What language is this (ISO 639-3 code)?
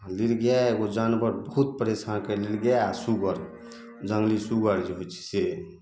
mai